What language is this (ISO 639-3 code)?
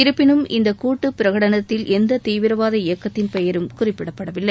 tam